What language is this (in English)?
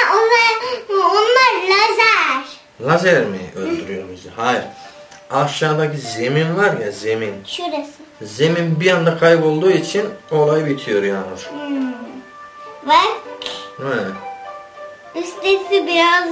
Turkish